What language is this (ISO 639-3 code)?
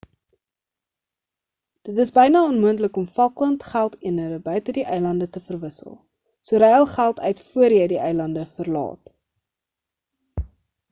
afr